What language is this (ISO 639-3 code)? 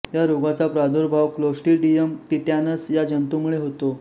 mar